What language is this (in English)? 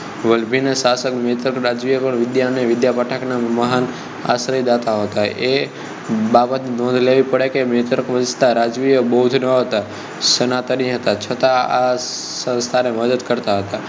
Gujarati